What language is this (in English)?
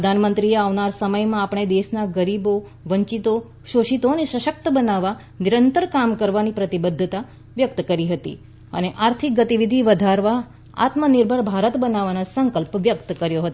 Gujarati